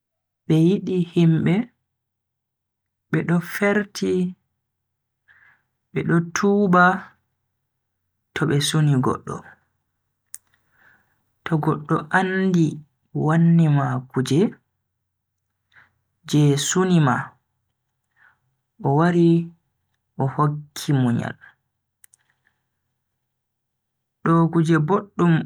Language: Bagirmi Fulfulde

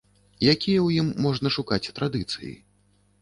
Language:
Belarusian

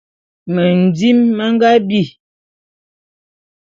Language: Bulu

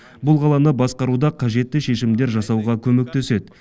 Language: Kazakh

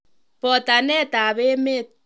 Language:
Kalenjin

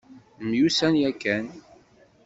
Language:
Kabyle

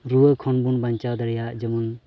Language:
Santali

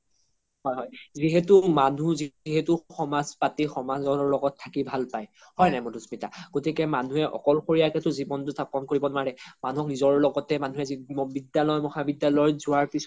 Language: Assamese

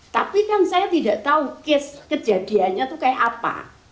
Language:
Indonesian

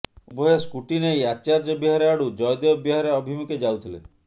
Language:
Odia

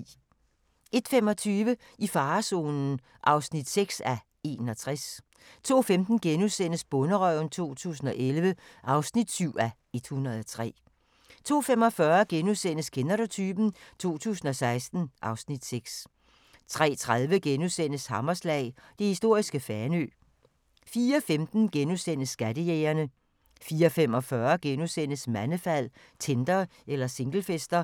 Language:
Danish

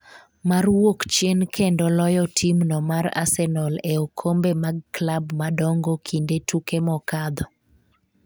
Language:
Luo (Kenya and Tanzania)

